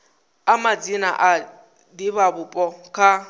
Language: Venda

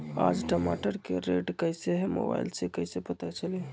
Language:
Magahi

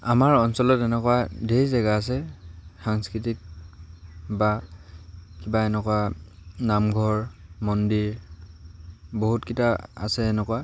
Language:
Assamese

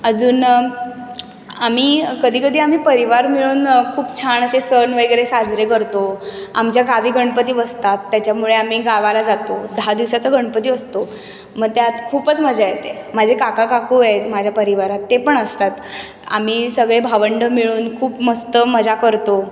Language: Marathi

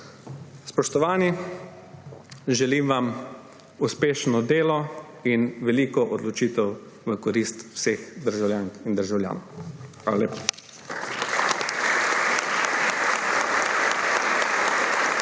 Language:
Slovenian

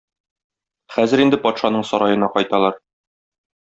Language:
Tatar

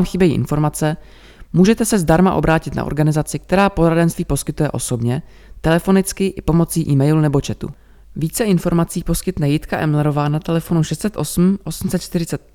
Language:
Czech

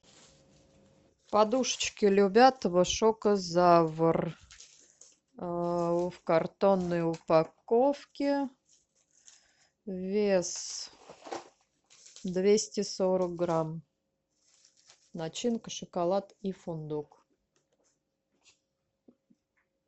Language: Russian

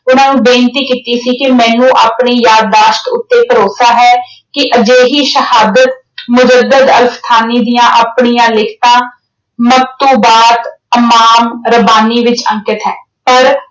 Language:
Punjabi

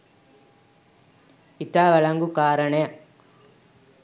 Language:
Sinhala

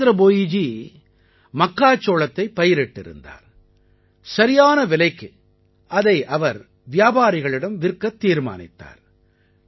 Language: Tamil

